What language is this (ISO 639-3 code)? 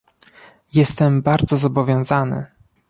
pol